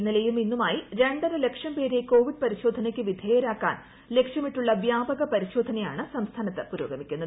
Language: Malayalam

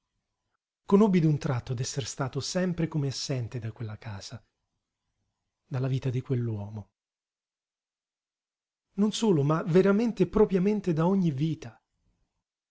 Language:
Italian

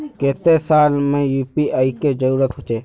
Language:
Magahi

